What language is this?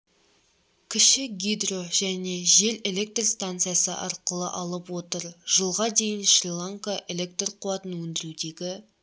Kazakh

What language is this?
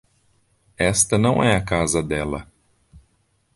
Portuguese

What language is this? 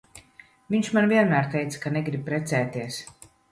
Latvian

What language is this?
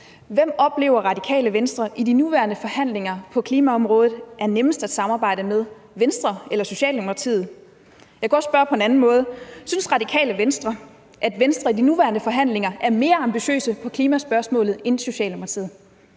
Danish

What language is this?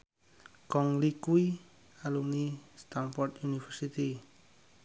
Javanese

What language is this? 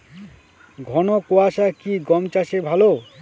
Bangla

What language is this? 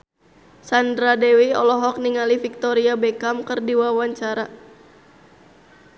Sundanese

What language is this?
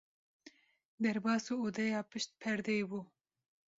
Kurdish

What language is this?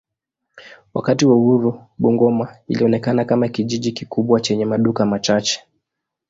Swahili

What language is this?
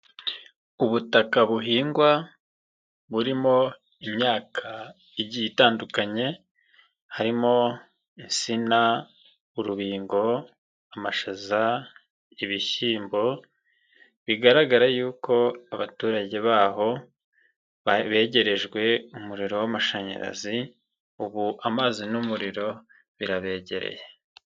Kinyarwanda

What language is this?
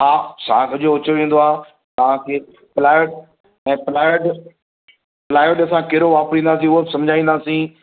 Sindhi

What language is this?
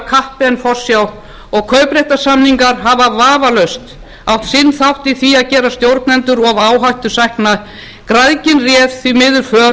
Icelandic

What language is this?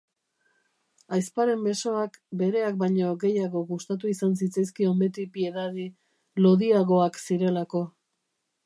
Basque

